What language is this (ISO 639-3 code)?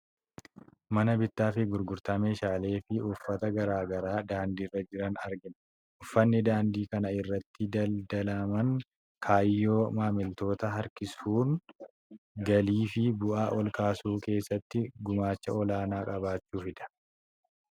orm